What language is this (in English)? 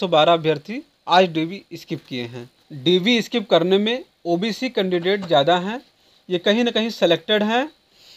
Hindi